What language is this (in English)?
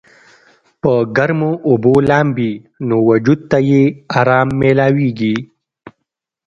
Pashto